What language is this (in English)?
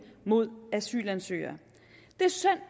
Danish